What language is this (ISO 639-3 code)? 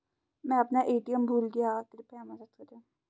hin